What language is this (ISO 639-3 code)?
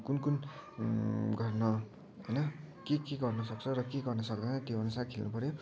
nep